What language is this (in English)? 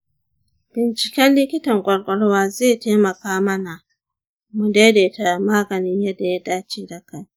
Hausa